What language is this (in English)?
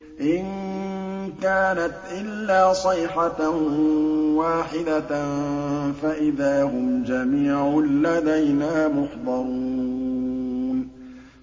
Arabic